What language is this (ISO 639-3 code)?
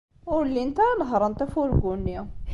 kab